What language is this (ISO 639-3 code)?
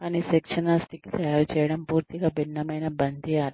tel